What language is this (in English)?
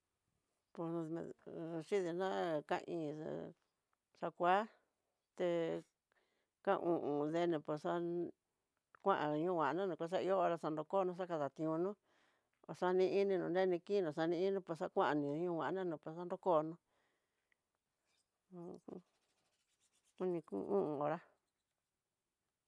Tidaá Mixtec